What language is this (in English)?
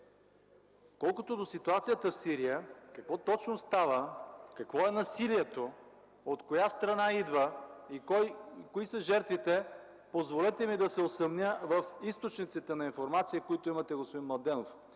Bulgarian